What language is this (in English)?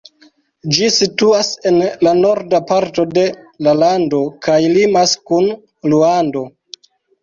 Esperanto